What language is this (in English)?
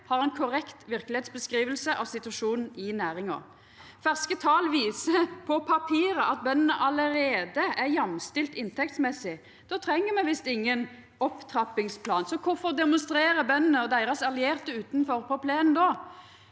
Norwegian